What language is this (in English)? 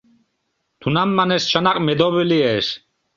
Mari